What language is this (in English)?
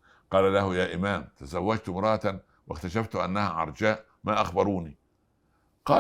Arabic